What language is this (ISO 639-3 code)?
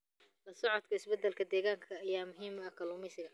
som